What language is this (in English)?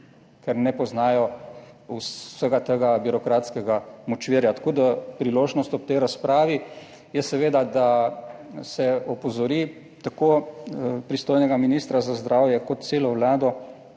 Slovenian